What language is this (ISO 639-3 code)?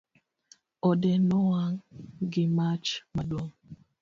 luo